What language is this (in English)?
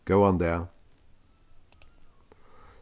Faroese